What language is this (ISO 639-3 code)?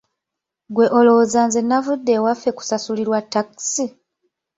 lug